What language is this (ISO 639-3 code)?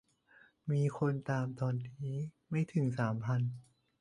tha